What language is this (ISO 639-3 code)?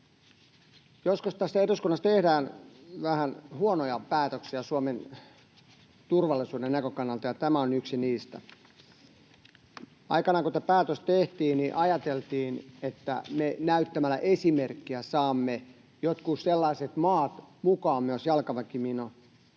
fin